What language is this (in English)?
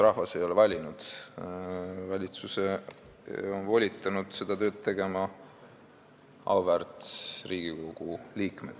Estonian